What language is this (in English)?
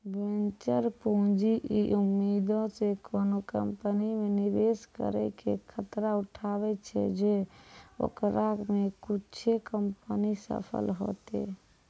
Maithili